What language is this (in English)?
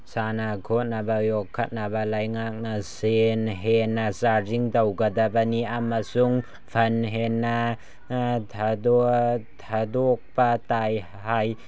Manipuri